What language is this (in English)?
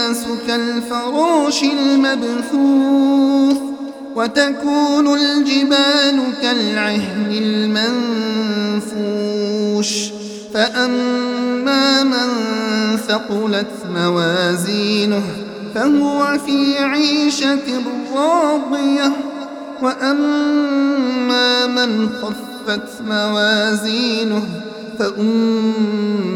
Arabic